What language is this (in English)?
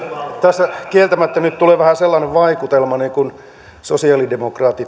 Finnish